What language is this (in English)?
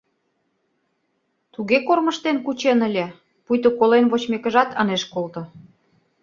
Mari